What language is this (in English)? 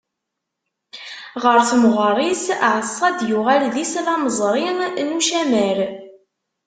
Kabyle